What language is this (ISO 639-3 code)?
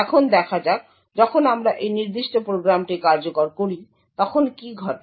ben